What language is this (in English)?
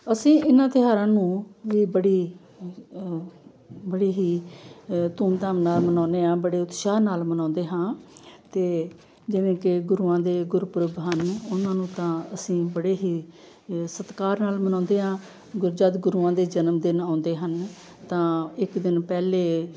Punjabi